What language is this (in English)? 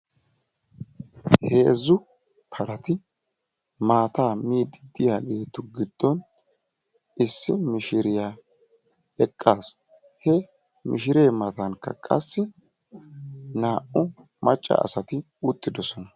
Wolaytta